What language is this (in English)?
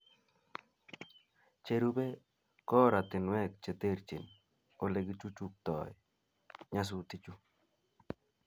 Kalenjin